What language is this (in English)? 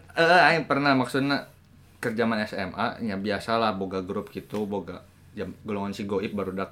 Indonesian